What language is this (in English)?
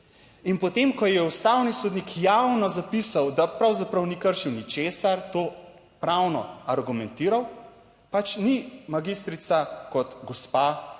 Slovenian